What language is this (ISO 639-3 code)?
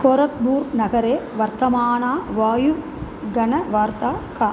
san